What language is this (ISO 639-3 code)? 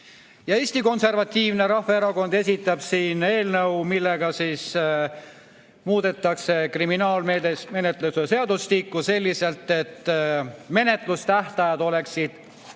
est